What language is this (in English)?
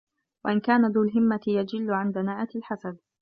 Arabic